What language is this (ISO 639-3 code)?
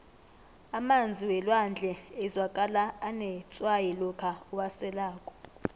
nbl